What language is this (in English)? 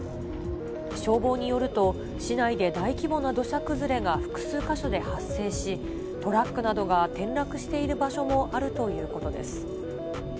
Japanese